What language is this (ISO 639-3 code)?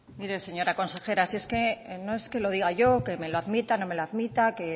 spa